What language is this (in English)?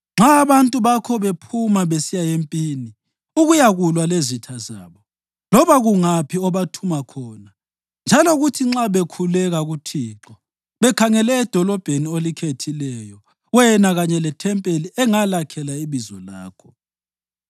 North Ndebele